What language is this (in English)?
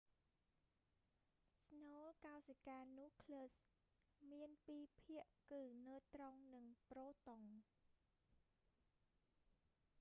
Khmer